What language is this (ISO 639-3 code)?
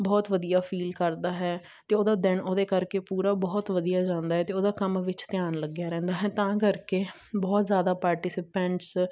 pan